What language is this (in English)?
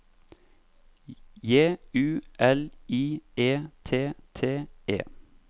Norwegian